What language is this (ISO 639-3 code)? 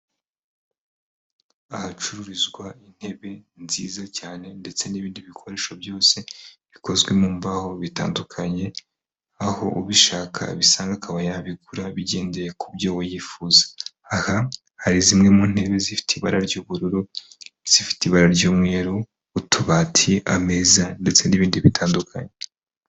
kin